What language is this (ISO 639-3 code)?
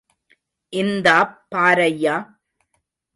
tam